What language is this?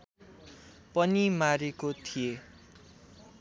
Nepali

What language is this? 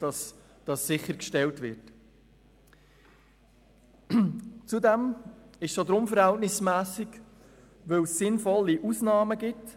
Swiss German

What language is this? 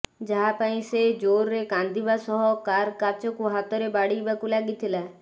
Odia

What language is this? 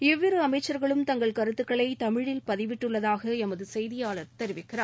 Tamil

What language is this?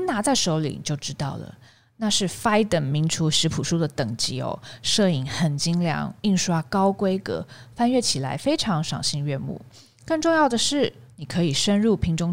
Chinese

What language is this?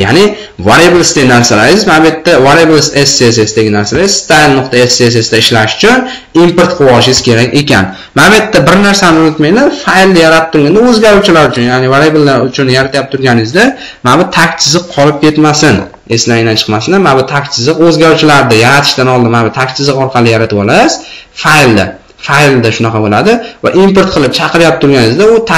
Turkish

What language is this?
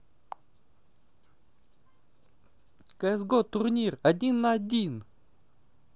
Russian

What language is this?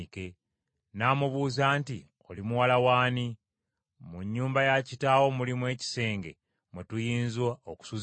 Ganda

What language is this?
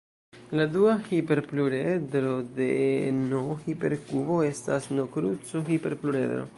Esperanto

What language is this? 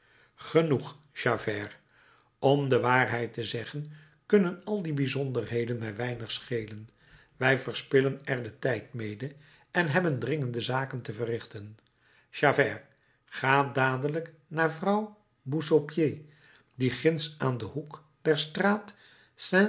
Dutch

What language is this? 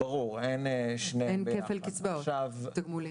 Hebrew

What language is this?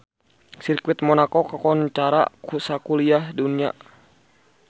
Sundanese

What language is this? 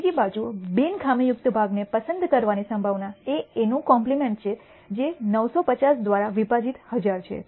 Gujarati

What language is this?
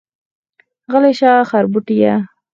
Pashto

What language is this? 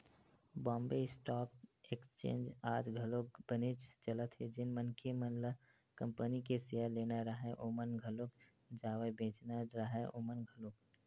Chhattisgarhi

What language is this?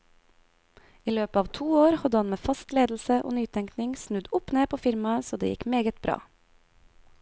Norwegian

